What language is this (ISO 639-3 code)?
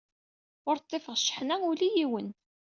kab